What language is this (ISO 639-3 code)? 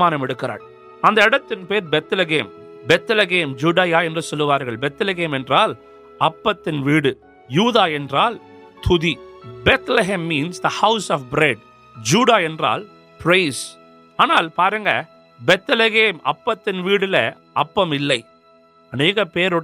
urd